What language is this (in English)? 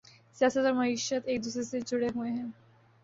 Urdu